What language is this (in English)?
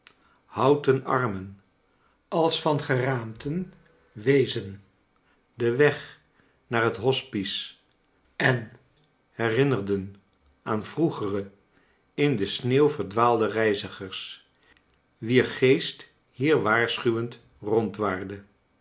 Dutch